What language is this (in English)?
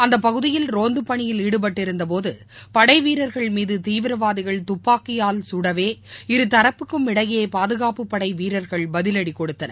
Tamil